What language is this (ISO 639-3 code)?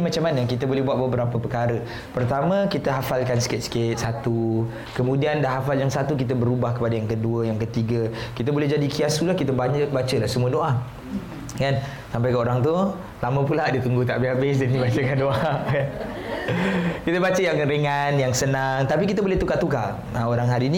msa